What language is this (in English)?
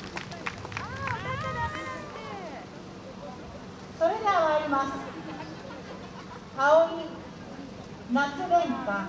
Japanese